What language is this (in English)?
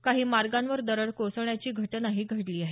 Marathi